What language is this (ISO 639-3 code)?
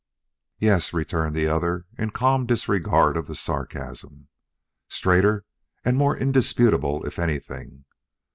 eng